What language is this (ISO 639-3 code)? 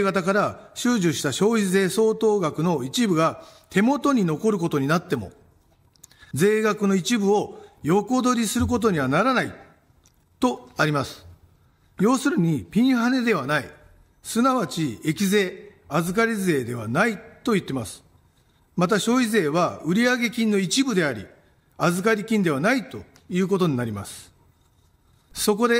jpn